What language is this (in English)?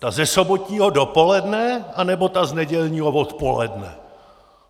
Czech